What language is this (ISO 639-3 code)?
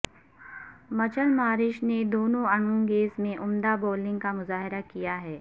urd